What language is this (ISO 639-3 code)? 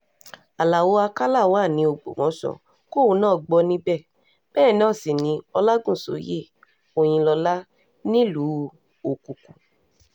yor